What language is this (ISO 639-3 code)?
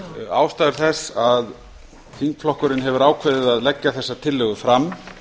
isl